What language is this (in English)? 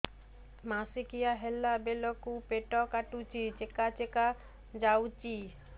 Odia